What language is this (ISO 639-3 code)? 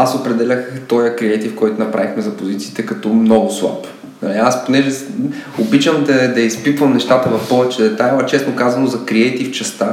bul